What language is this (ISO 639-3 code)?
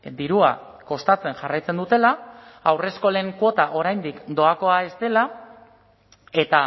eus